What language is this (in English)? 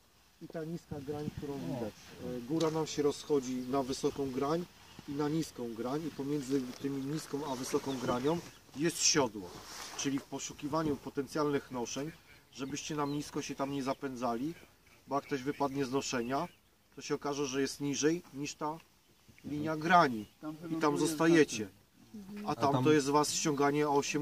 Polish